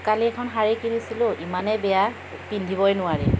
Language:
Assamese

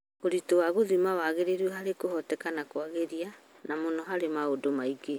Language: Kikuyu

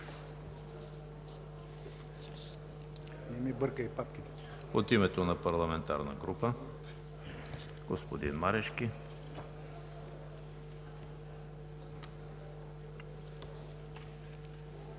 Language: Bulgarian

